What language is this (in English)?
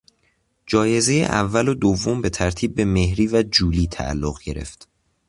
Persian